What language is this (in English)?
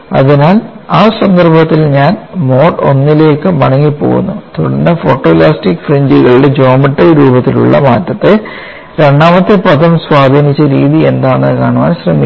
Malayalam